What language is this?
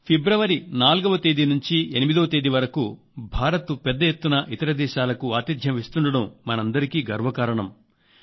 Telugu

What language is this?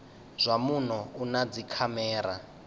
Venda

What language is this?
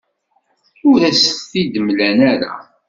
Kabyle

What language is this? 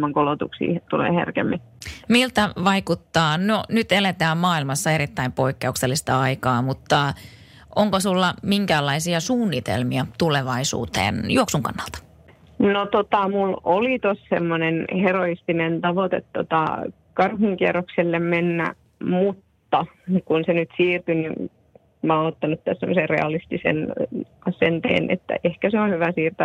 Finnish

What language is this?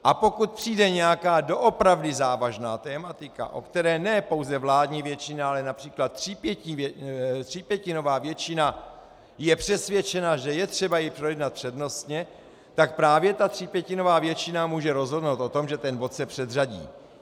Czech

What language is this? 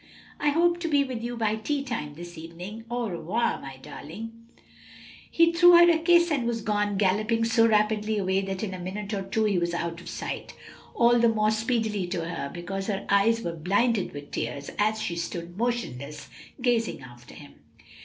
English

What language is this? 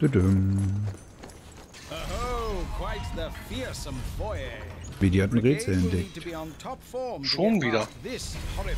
German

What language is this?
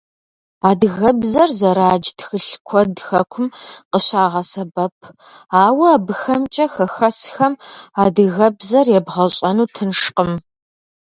Kabardian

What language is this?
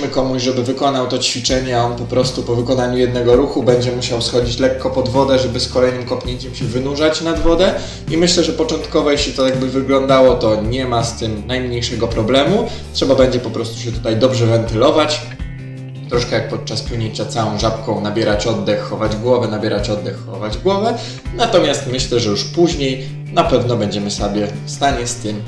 Polish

